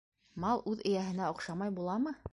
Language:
Bashkir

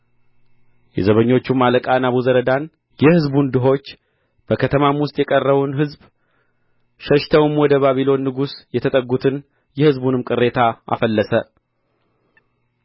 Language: Amharic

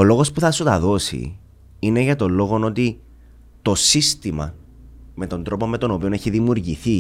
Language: Greek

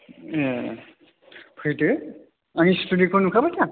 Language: Bodo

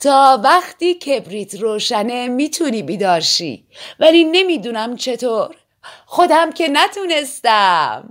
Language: Persian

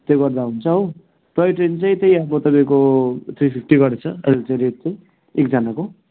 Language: Nepali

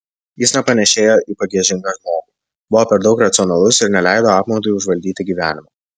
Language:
Lithuanian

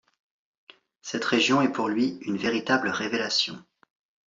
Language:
French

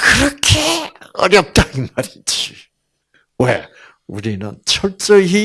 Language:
Korean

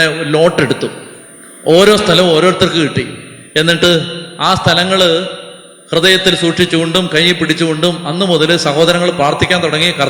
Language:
Malayalam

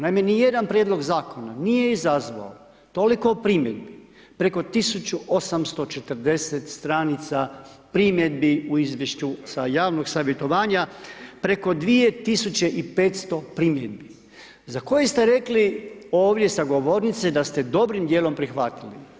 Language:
Croatian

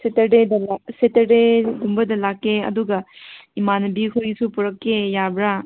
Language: Manipuri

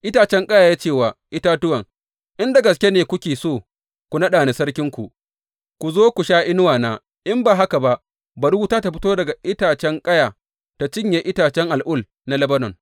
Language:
Hausa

